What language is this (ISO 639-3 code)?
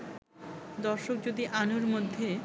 ben